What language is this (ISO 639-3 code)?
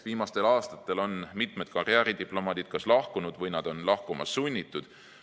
est